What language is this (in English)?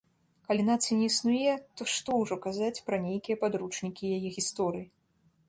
Belarusian